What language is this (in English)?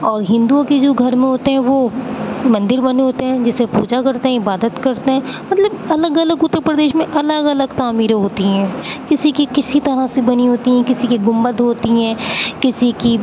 Urdu